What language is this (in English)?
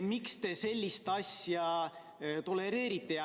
Estonian